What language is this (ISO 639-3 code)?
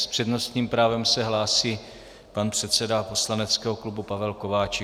ces